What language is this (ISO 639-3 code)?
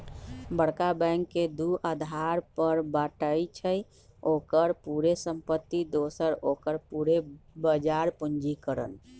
mag